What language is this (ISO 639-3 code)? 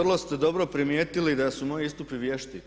hrv